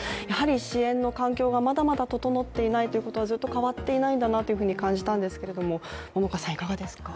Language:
Japanese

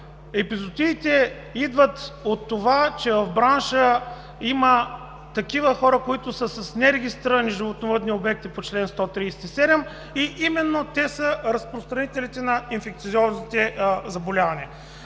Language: Bulgarian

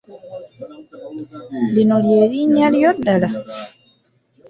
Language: Ganda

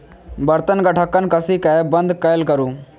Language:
Maithili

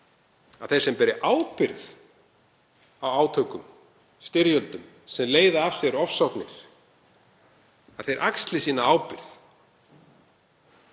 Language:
Icelandic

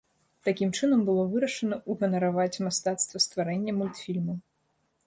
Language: Belarusian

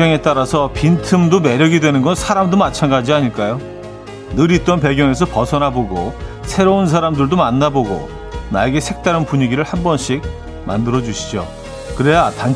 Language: Korean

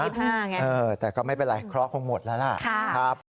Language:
Thai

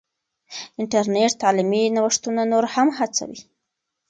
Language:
Pashto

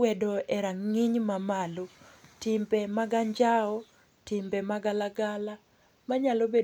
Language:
Luo (Kenya and Tanzania)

